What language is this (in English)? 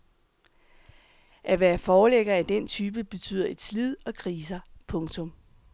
Danish